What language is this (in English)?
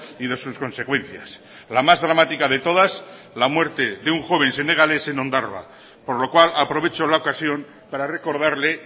Spanish